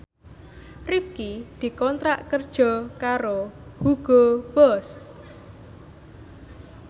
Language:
Javanese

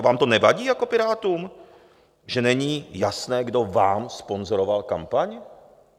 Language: Czech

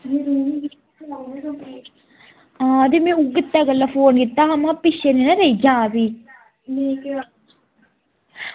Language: Dogri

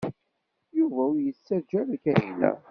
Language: Kabyle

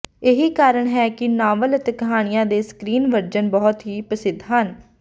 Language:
Punjabi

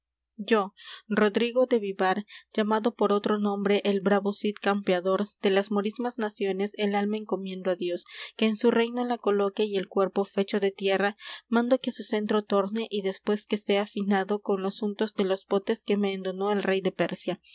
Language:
Spanish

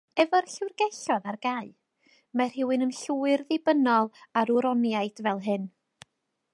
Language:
Welsh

